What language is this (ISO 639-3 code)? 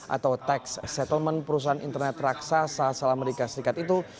ind